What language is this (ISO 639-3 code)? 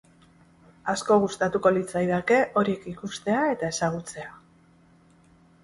eus